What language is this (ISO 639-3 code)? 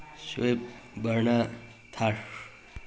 mni